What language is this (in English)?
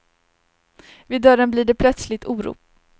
Swedish